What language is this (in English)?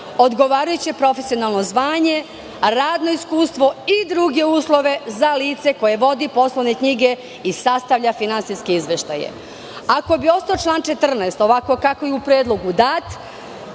Serbian